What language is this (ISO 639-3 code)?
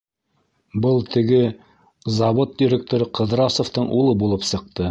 bak